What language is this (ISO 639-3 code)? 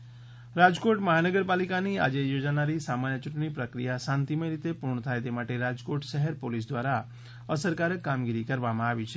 guj